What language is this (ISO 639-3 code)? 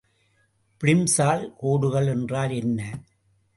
tam